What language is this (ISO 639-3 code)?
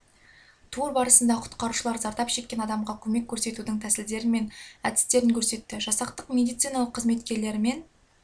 kaz